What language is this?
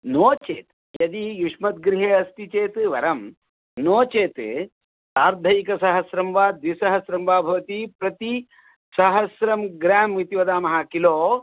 Sanskrit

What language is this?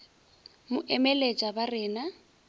Northern Sotho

